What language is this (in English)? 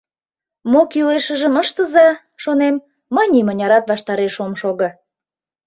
Mari